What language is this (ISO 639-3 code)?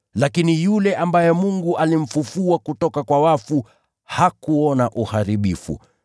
swa